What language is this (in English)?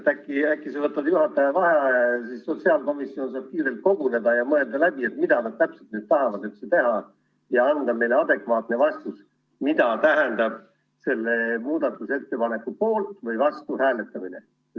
Estonian